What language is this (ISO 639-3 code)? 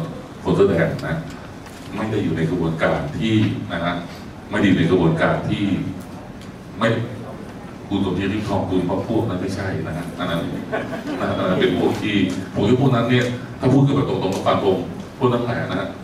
tha